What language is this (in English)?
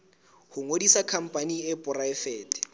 Southern Sotho